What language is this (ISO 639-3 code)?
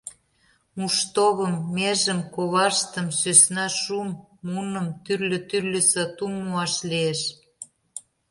chm